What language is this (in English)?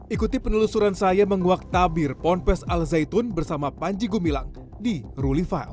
Indonesian